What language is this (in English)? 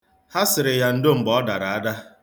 Igbo